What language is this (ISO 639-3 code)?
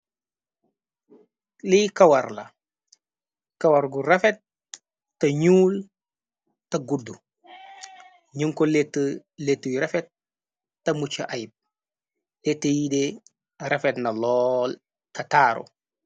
wol